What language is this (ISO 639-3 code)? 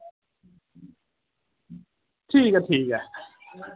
doi